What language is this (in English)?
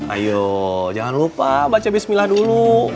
Indonesian